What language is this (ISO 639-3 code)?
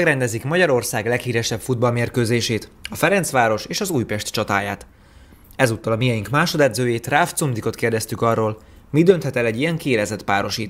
hun